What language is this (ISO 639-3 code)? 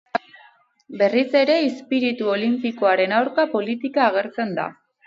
eus